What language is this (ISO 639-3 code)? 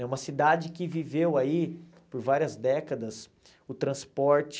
por